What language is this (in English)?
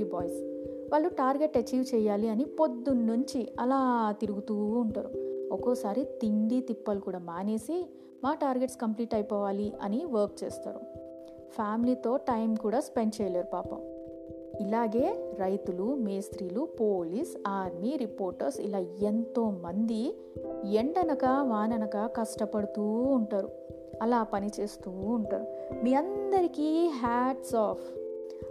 Telugu